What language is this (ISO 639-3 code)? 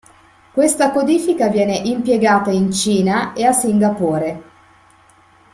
ita